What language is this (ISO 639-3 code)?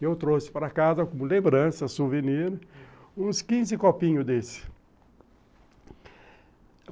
por